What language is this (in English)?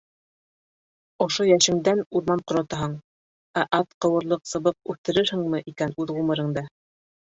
Bashkir